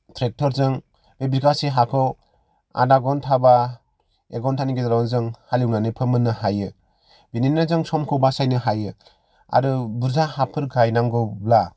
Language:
Bodo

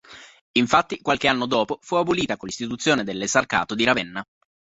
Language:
Italian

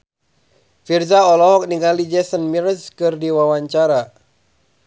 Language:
Sundanese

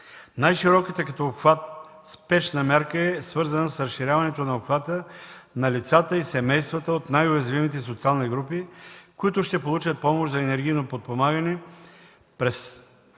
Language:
Bulgarian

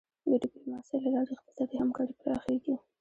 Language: Pashto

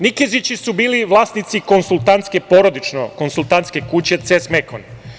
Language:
Serbian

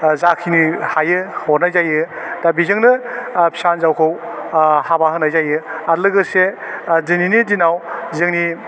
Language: Bodo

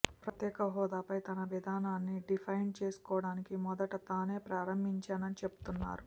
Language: Telugu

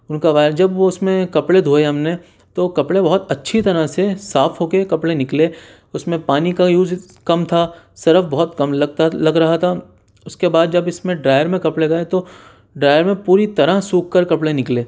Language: Urdu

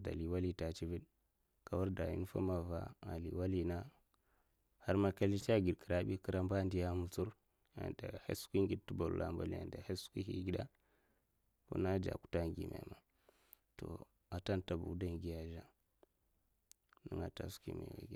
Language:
Mafa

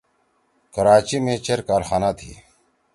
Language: Torwali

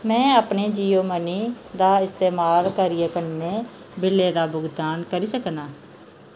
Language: Dogri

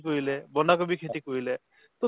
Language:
Assamese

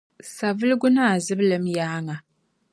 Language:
Dagbani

